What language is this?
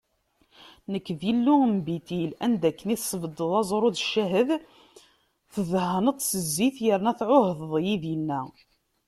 Kabyle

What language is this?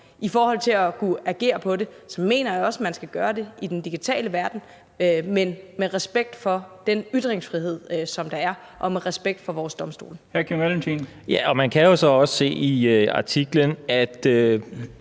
Danish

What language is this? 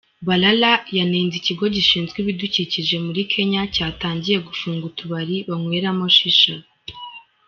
Kinyarwanda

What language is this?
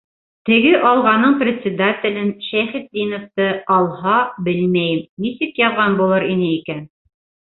Bashkir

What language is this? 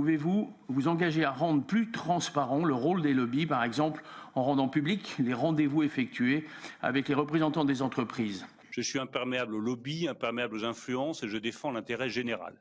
French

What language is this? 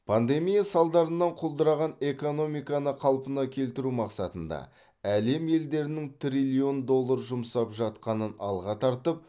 Kazakh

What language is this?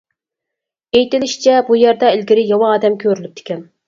Uyghur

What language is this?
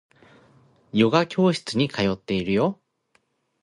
Japanese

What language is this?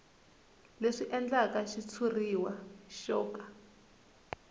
Tsonga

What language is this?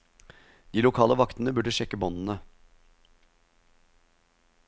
Norwegian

